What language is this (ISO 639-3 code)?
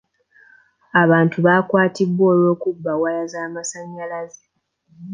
lug